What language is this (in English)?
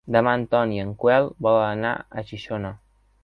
Catalan